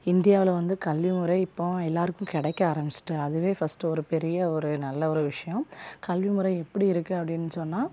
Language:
Tamil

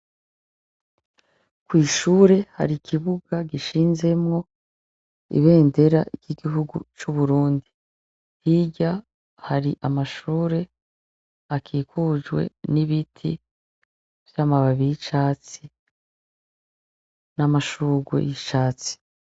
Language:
Rundi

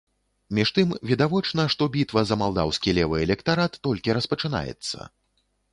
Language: Belarusian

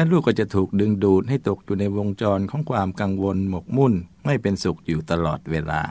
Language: Thai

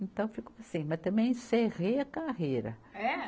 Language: Portuguese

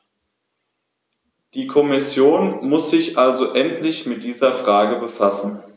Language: German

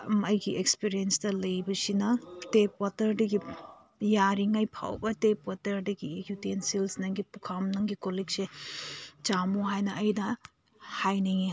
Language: Manipuri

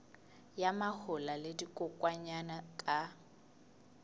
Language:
Southern Sotho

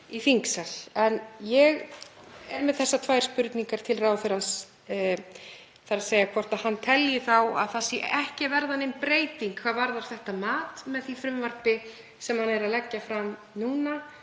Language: Icelandic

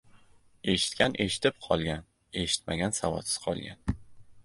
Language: Uzbek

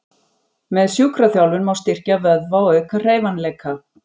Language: Icelandic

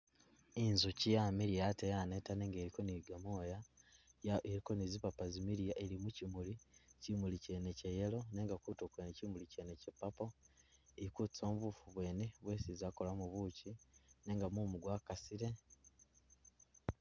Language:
Masaaba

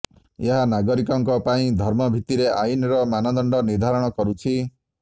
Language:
Odia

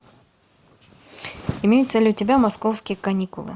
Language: Russian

